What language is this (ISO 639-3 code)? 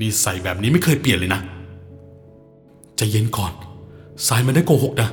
tha